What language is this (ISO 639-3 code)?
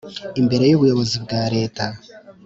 kin